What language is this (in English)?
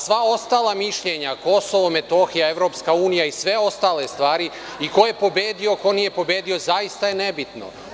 Serbian